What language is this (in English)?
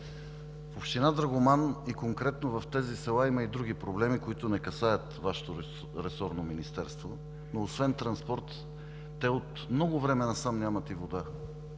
Bulgarian